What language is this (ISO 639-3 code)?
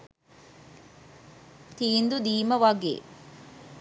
sin